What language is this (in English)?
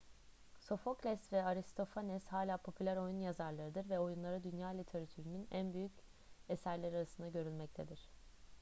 Turkish